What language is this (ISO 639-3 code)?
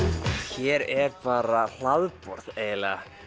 isl